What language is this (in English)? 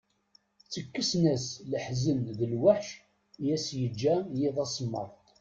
Kabyle